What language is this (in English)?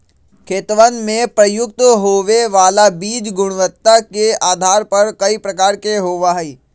Magahi